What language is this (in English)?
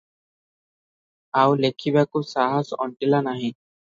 Odia